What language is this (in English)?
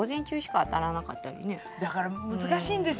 Japanese